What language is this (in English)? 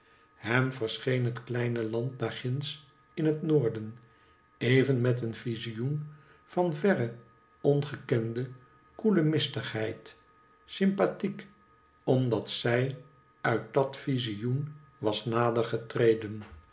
Dutch